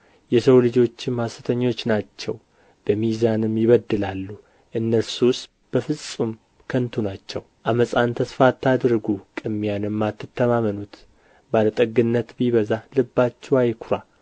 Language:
Amharic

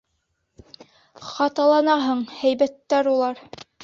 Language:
Bashkir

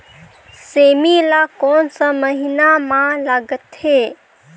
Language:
Chhattisgarhi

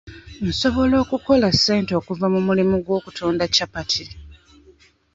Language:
Ganda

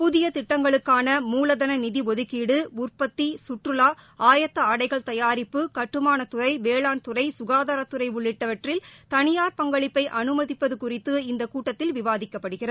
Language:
Tamil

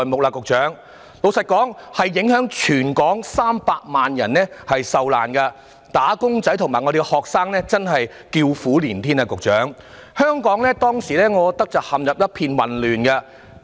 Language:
Cantonese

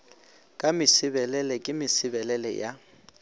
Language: Northern Sotho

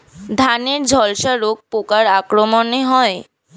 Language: Bangla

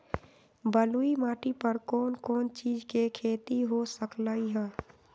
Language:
Magahi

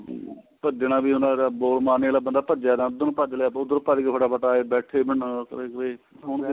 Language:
Punjabi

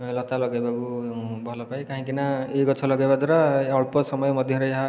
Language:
Odia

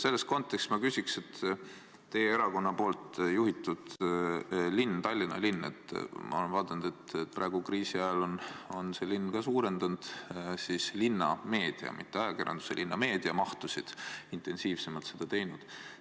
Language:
Estonian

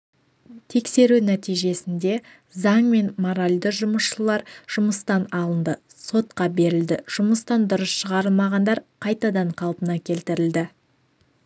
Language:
Kazakh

